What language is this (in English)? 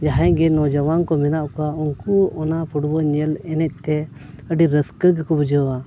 Santali